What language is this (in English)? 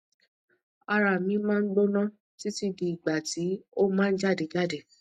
Yoruba